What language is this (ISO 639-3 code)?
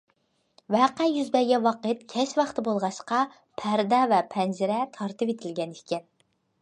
uig